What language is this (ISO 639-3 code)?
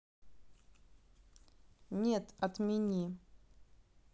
rus